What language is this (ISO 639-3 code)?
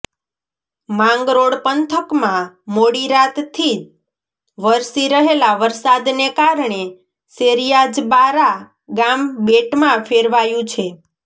guj